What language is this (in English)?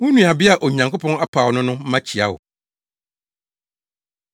Akan